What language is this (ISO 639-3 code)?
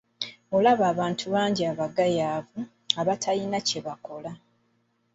lug